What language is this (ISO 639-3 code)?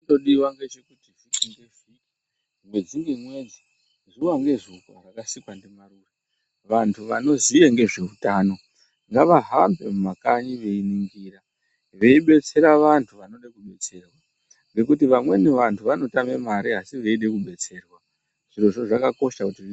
ndc